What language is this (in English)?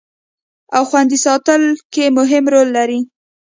Pashto